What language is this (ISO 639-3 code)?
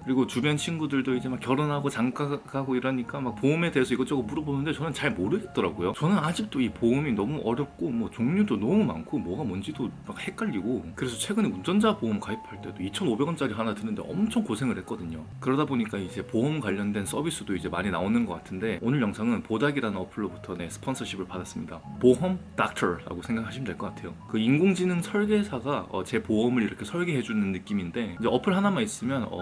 kor